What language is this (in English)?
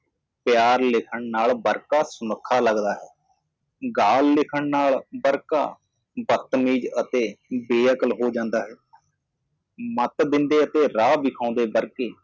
Punjabi